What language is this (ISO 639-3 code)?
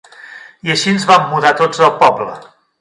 cat